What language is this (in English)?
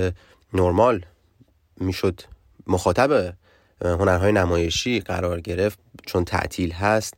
Persian